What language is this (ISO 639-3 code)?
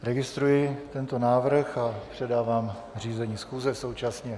ces